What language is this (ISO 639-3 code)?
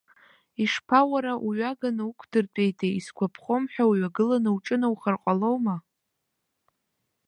abk